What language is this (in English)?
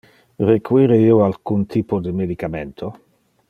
Interlingua